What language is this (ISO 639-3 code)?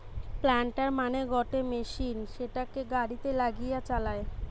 ben